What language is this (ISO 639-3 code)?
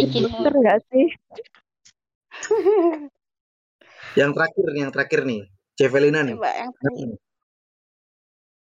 ind